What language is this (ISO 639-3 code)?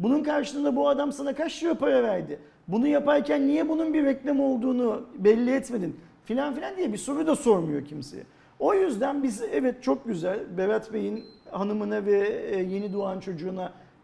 tur